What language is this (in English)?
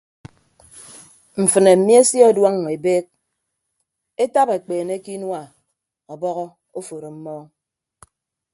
Ibibio